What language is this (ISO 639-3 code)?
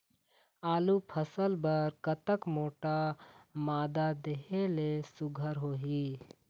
hne